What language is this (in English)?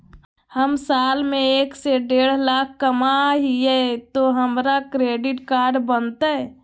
Magahi